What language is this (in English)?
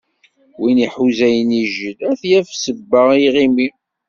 Kabyle